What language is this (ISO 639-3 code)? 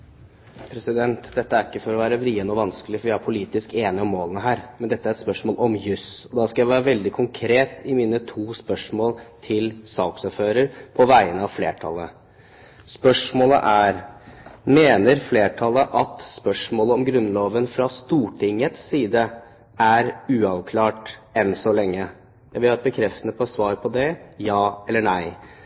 nob